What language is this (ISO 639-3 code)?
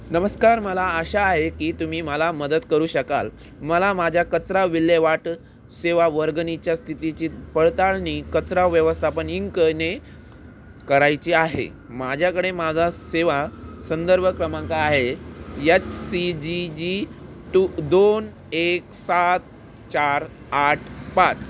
mar